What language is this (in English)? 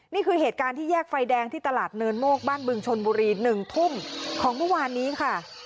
Thai